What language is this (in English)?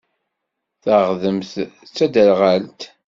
Kabyle